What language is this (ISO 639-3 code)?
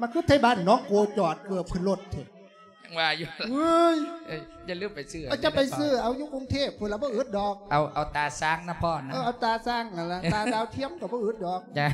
tha